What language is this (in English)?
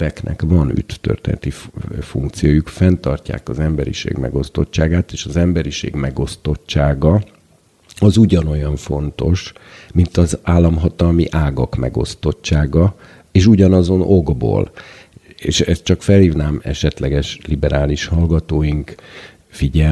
Hungarian